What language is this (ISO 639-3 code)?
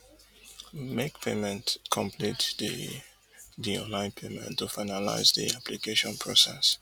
pcm